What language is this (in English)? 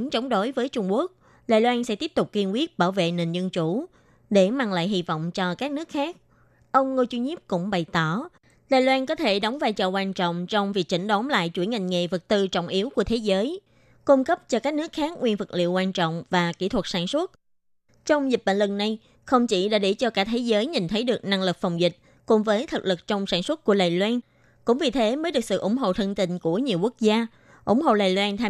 Vietnamese